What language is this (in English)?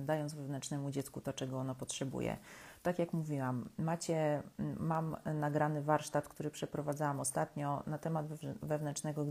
Polish